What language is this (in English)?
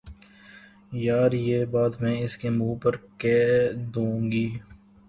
Urdu